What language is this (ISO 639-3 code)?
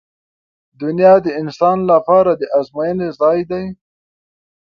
pus